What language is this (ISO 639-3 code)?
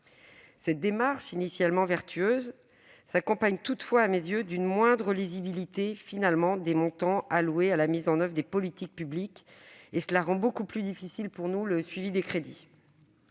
fra